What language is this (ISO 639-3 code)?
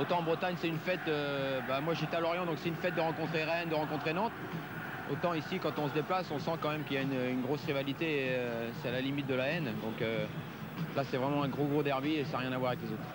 fra